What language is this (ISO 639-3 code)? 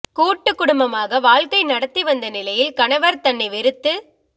tam